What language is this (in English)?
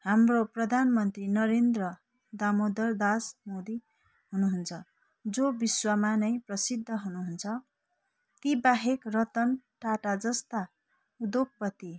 Nepali